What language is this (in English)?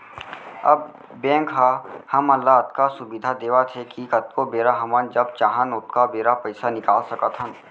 Chhattisgarhi